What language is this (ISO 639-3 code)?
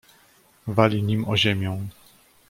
pol